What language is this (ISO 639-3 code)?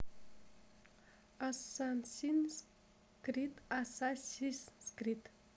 rus